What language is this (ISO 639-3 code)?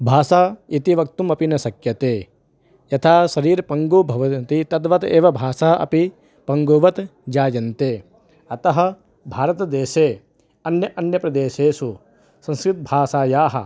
san